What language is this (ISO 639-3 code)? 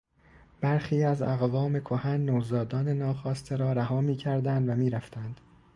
fas